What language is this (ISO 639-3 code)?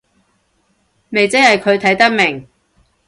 yue